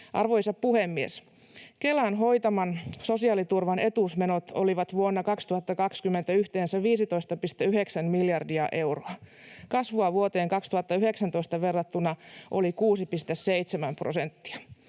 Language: Finnish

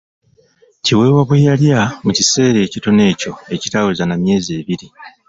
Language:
Ganda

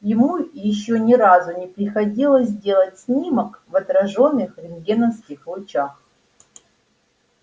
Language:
Russian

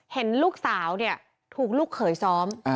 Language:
Thai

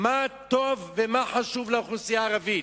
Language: Hebrew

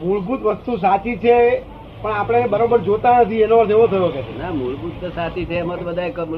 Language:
Gujarati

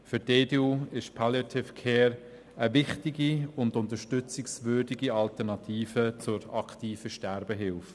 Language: Swiss German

